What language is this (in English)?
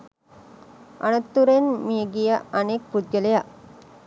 Sinhala